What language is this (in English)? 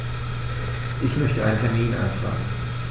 German